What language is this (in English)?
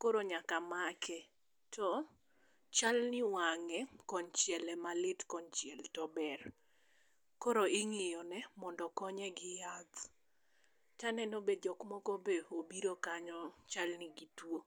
Luo (Kenya and Tanzania)